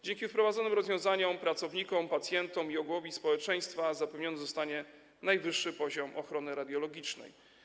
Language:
Polish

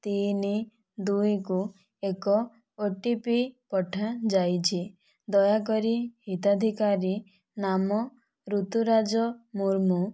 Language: Odia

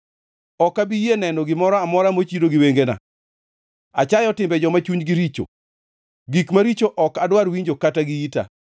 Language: Luo (Kenya and Tanzania)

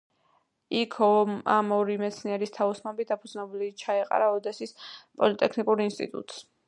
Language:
Georgian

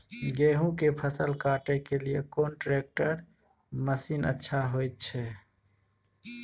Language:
Maithili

